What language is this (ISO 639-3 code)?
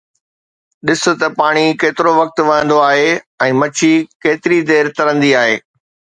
snd